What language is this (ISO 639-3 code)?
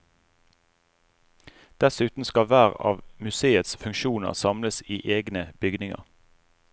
nor